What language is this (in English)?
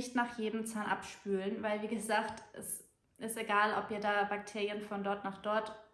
German